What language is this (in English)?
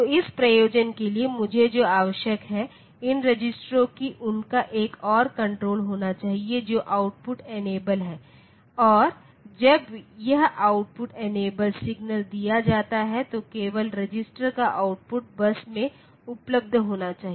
Hindi